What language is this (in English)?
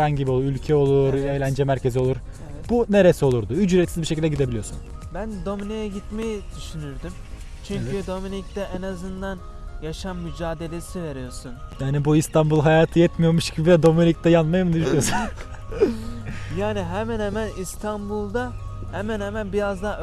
Turkish